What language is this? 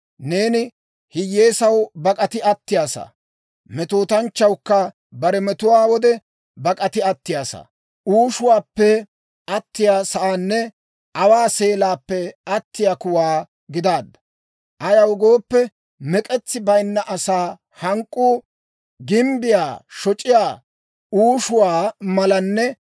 Dawro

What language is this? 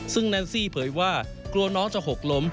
Thai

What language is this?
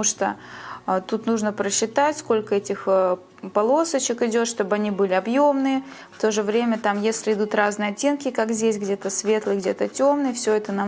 Russian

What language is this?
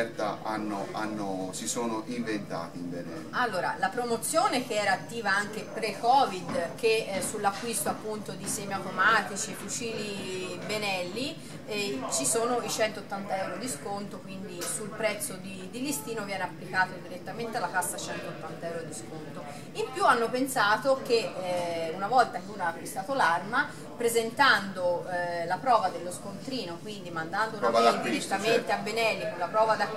Italian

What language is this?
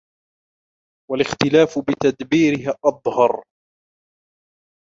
Arabic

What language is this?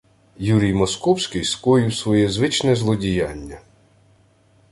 Ukrainian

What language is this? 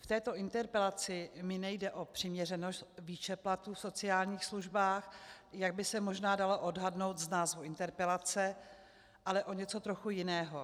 Czech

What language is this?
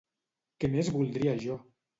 Catalan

